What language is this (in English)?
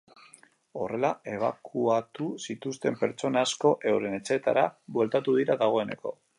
Basque